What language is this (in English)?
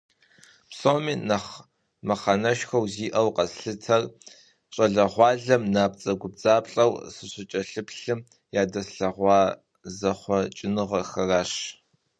Kabardian